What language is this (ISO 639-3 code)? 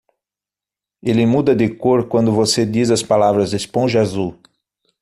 por